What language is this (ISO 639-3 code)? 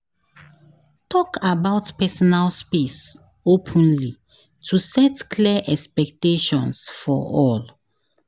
pcm